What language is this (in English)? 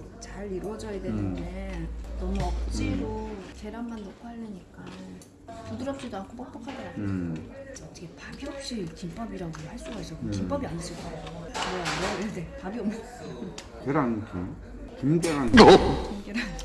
Korean